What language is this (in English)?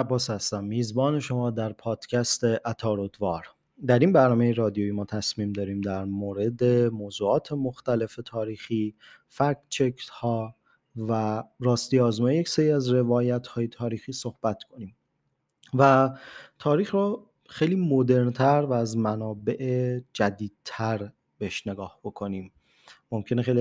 Persian